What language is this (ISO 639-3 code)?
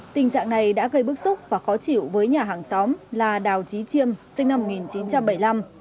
vie